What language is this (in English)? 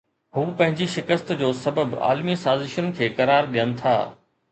Sindhi